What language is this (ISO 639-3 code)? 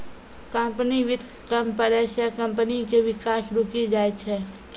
mai